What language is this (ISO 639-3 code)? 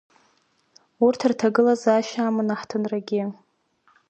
abk